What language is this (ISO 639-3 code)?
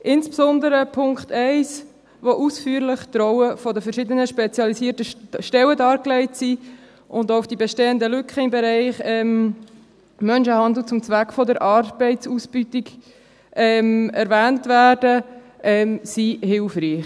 gsw